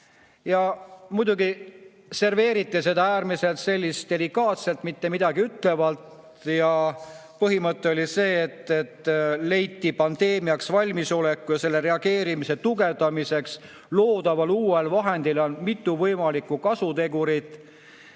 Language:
Estonian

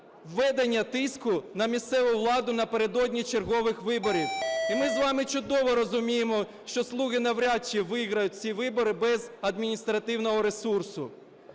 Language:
Ukrainian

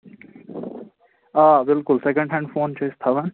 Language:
Kashmiri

